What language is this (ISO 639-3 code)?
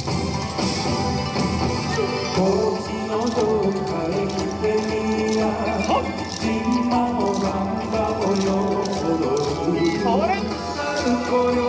jpn